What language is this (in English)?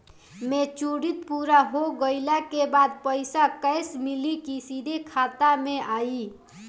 Bhojpuri